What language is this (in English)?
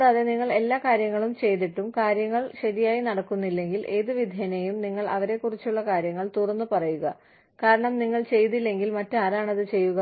Malayalam